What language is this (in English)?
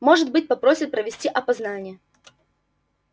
Russian